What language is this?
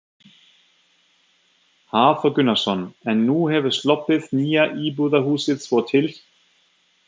Icelandic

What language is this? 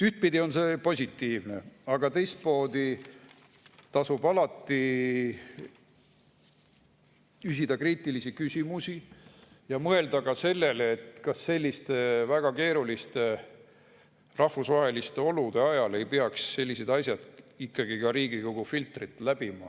Estonian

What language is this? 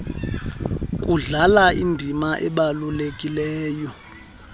Xhosa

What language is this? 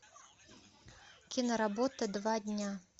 Russian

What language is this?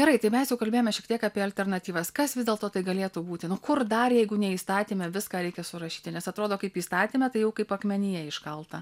Lithuanian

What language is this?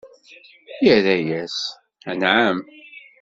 Kabyle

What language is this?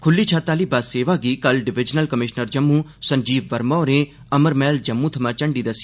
Dogri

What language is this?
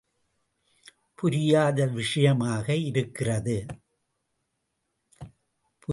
Tamil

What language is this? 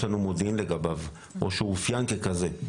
Hebrew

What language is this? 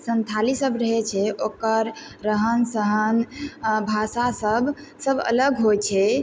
Maithili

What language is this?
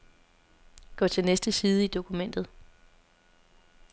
Danish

